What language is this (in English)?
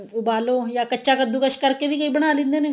Punjabi